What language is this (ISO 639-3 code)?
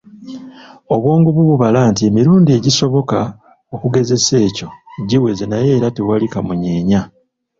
lug